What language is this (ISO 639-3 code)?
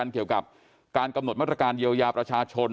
tha